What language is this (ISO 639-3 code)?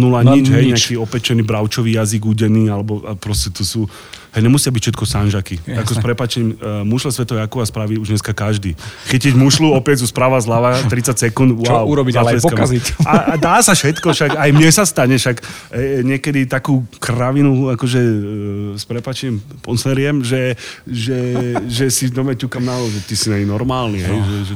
slk